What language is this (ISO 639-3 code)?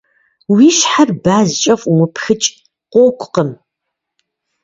kbd